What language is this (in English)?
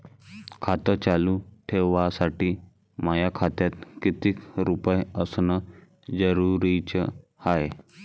Marathi